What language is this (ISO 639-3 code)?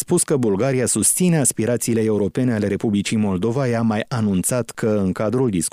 ron